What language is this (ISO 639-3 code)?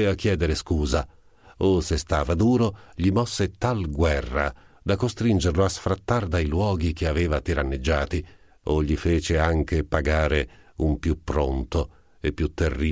ita